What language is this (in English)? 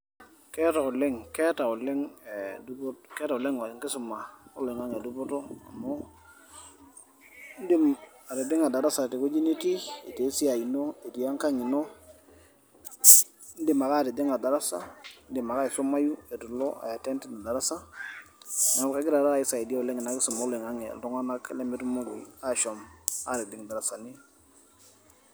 Masai